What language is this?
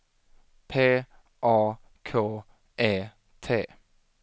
Swedish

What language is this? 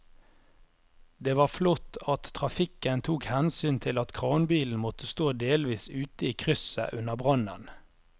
Norwegian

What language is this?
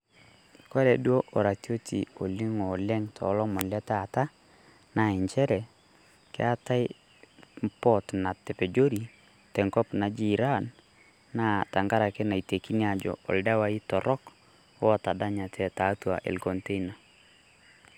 Masai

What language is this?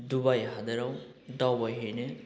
Bodo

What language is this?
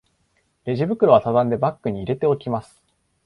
Japanese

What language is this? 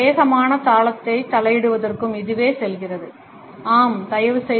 Tamil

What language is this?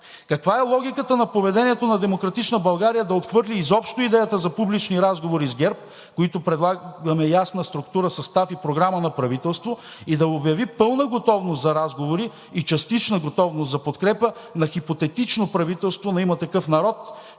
Bulgarian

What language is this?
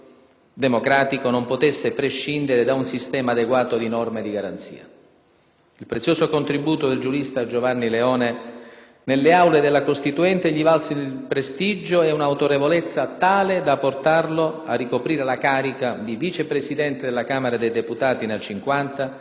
Italian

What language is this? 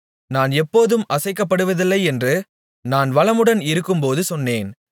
Tamil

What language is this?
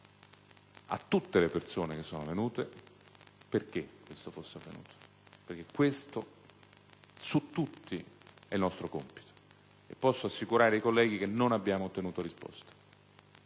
Italian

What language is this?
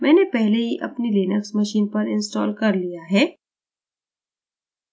Hindi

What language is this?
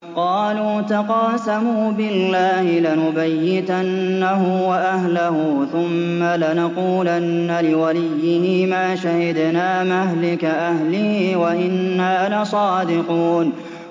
Arabic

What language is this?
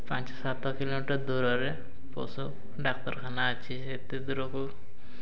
Odia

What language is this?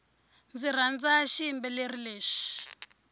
Tsonga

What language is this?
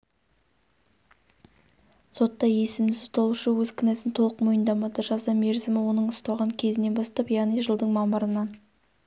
Kazakh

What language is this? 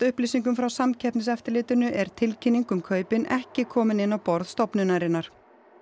Icelandic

